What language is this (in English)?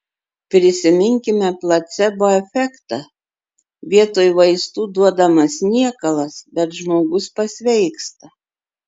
Lithuanian